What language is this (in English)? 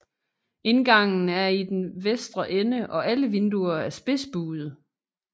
Danish